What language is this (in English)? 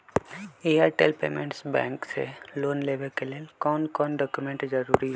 Magahi